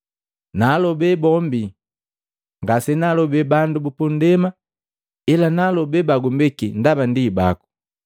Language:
Matengo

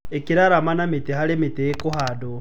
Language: Kikuyu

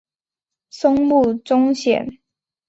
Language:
Chinese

